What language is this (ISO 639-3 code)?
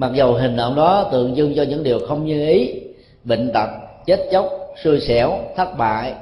vie